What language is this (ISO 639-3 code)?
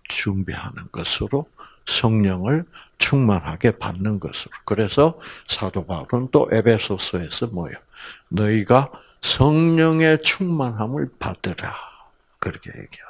kor